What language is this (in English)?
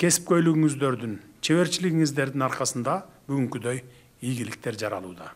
Turkish